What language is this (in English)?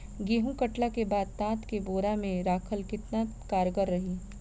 Bhojpuri